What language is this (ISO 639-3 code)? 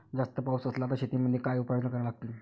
mar